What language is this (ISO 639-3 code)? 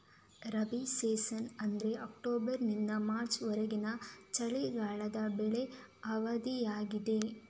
kan